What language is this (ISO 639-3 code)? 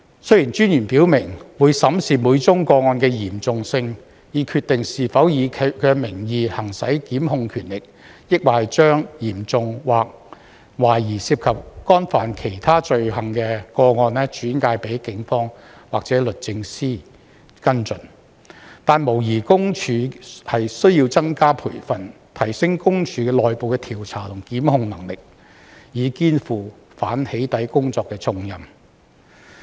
yue